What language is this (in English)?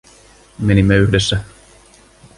Finnish